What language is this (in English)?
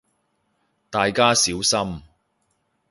Cantonese